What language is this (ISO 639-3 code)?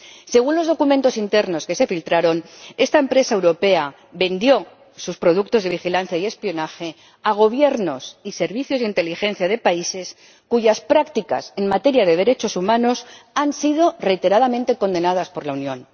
spa